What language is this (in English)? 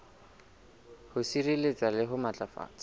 Southern Sotho